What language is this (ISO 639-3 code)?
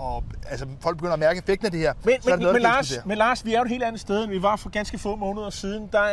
dan